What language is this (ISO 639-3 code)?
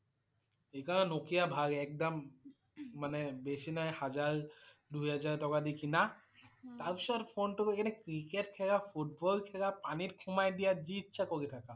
asm